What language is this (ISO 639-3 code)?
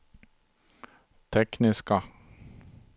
swe